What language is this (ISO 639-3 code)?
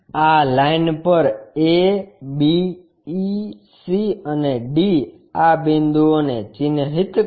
guj